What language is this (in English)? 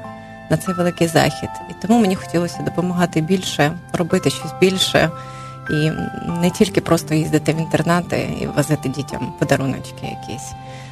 Ukrainian